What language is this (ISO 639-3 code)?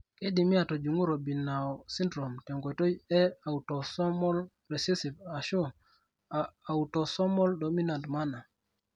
mas